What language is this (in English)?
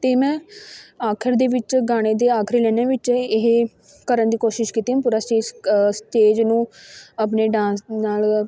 Punjabi